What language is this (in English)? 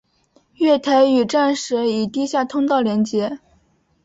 Chinese